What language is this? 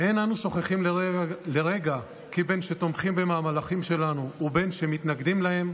Hebrew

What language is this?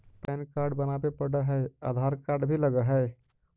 Magahi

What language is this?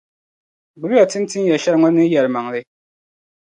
Dagbani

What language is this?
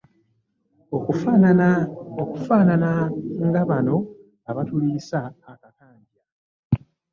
Ganda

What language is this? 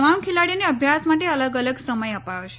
Gujarati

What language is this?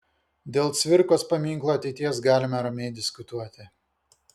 Lithuanian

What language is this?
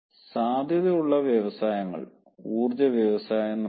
Malayalam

